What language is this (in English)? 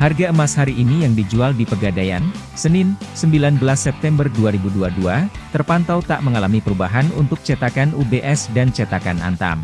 Indonesian